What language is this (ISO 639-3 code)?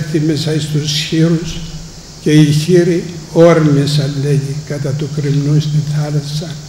ell